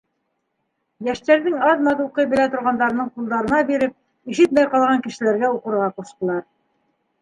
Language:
Bashkir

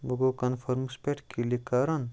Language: Kashmiri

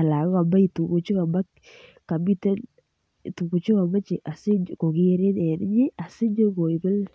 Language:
Kalenjin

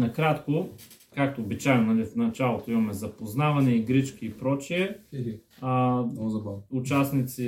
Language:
Bulgarian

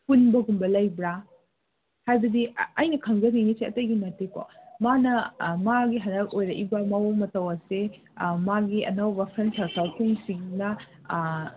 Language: Manipuri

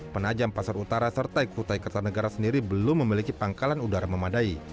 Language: Indonesian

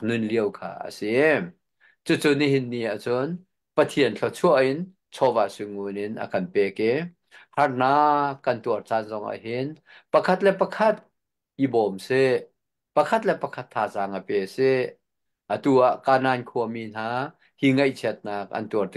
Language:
Thai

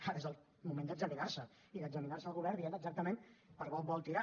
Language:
Catalan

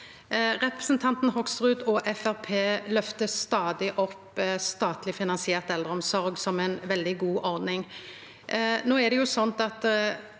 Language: Norwegian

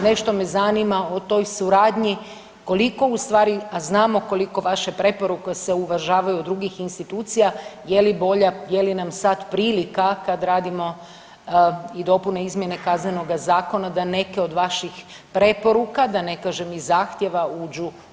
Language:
Croatian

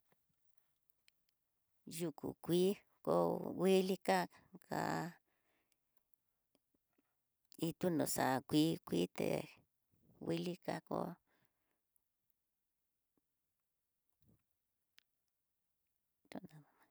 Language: Tidaá Mixtec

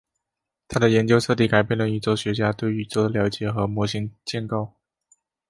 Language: Chinese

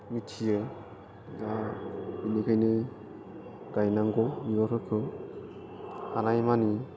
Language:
Bodo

